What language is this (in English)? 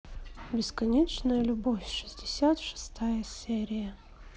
Russian